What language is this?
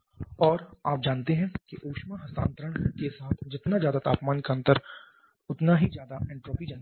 Hindi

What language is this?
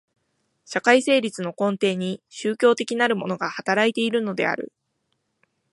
Japanese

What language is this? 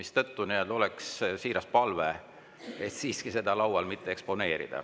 Estonian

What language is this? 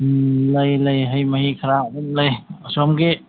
Manipuri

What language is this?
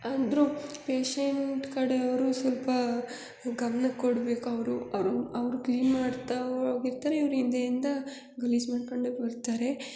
Kannada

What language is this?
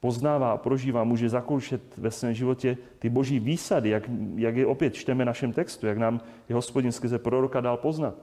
Czech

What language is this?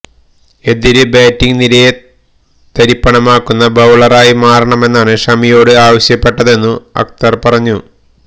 Malayalam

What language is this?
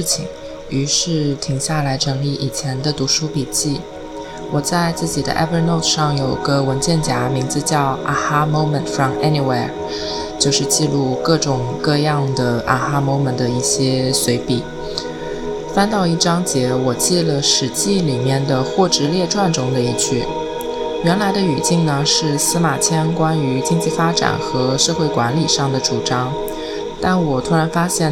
Chinese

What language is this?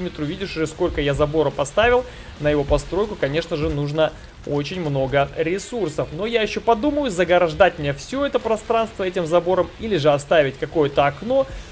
Russian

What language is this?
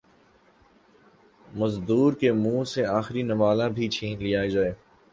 Urdu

